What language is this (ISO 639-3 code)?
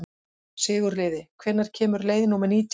isl